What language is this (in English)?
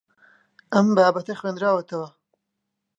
Central Kurdish